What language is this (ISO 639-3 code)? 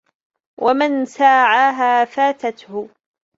ara